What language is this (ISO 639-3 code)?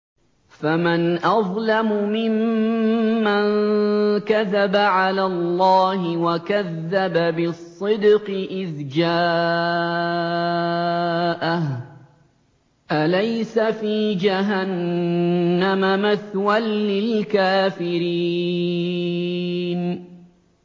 ara